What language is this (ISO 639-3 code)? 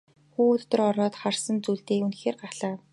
mon